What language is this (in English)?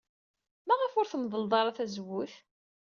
Kabyle